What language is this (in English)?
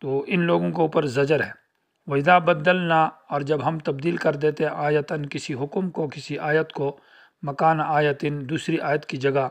Arabic